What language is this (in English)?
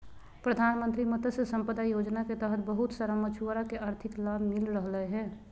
Magahi